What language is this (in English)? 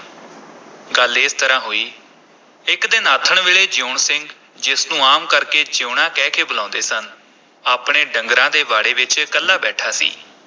Punjabi